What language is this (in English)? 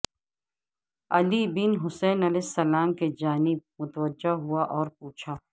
Urdu